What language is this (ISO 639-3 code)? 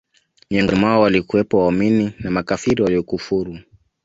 swa